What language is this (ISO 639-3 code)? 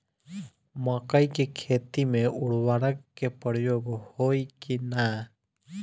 bho